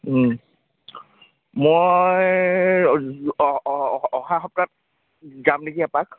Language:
Assamese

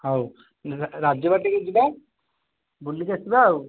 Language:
Odia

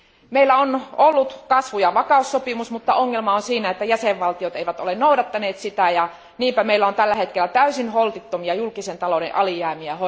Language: Finnish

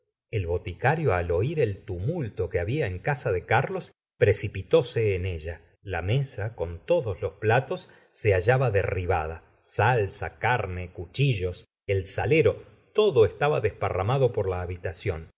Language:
Spanish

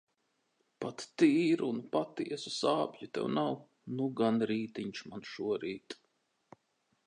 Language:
Latvian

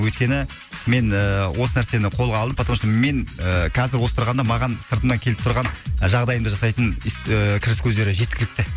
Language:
Kazakh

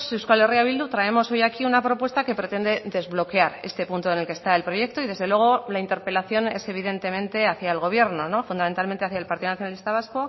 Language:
Spanish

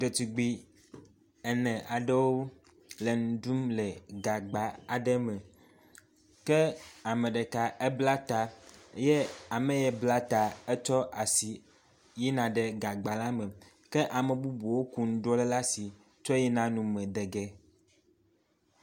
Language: Ewe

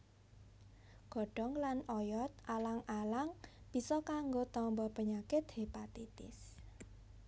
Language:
Javanese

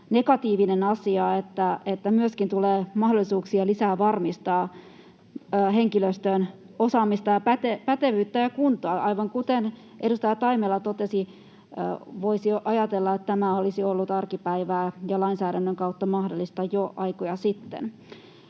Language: Finnish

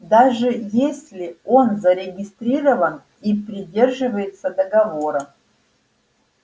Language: Russian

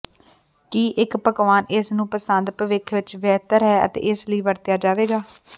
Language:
Punjabi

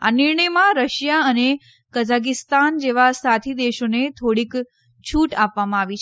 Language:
Gujarati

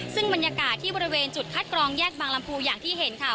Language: Thai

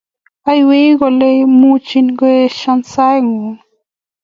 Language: Kalenjin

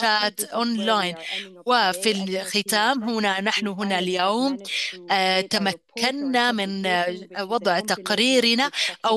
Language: Arabic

